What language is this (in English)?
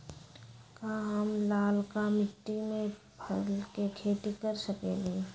Magahi